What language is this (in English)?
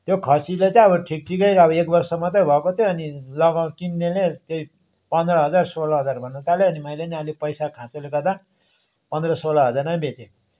Nepali